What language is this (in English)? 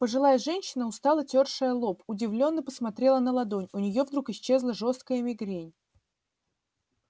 Russian